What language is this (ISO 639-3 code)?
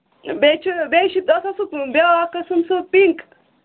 kas